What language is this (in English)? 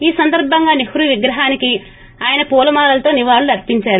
Telugu